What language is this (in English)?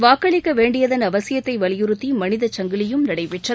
Tamil